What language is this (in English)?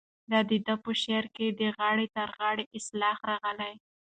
Pashto